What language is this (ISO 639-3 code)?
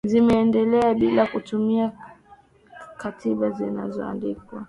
swa